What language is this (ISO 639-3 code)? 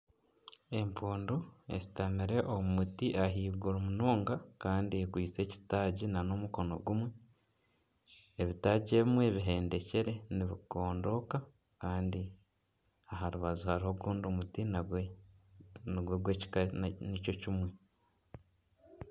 nyn